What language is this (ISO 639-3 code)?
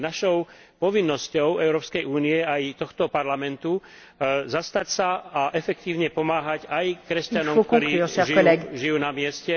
slk